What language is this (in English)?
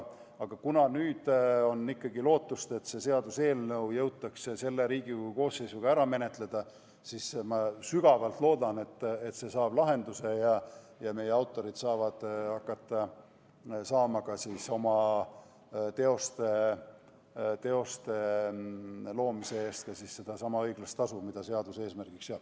Estonian